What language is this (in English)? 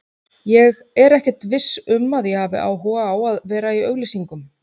Icelandic